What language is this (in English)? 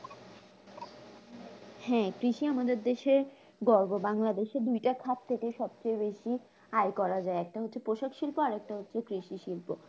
Bangla